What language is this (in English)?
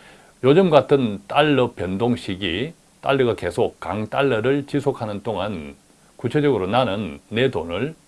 Korean